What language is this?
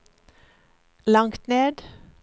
Norwegian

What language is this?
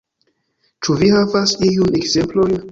Esperanto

